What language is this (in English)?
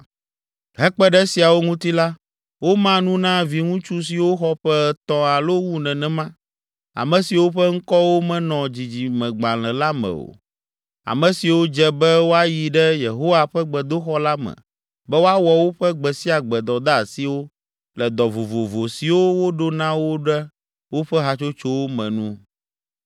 Ewe